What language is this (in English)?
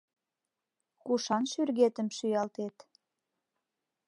Mari